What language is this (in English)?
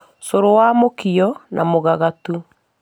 Kikuyu